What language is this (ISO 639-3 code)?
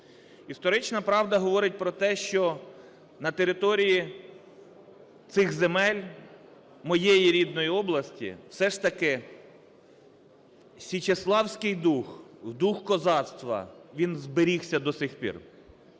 ukr